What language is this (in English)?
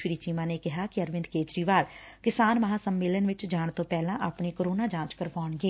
Punjabi